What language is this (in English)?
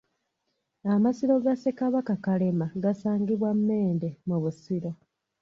Ganda